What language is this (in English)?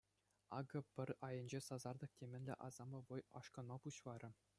Chuvash